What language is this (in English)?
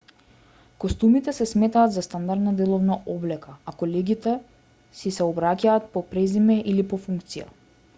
Macedonian